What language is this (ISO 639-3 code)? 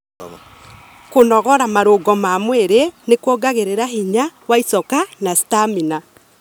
kik